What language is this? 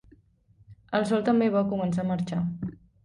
Catalan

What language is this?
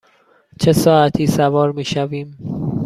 Persian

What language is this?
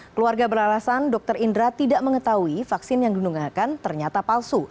Indonesian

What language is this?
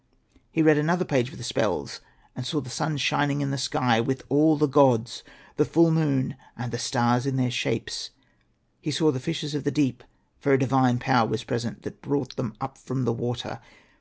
English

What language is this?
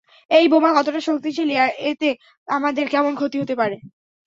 Bangla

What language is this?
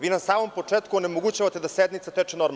Serbian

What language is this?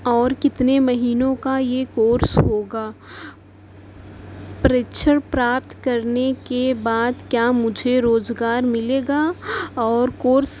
Urdu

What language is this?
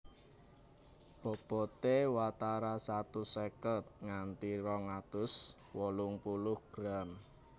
Javanese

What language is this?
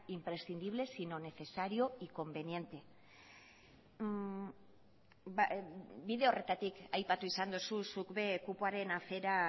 Basque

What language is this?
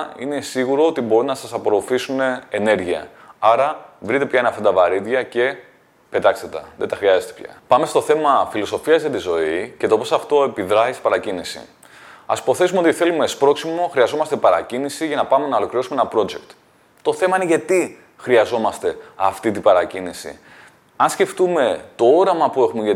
Greek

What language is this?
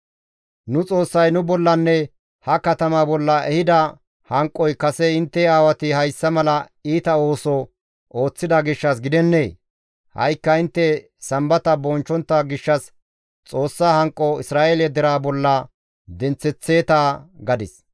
Gamo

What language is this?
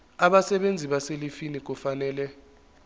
Zulu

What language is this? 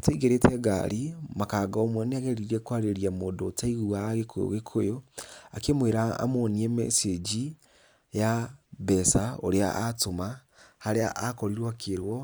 Kikuyu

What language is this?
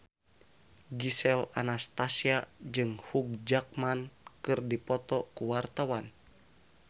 Sundanese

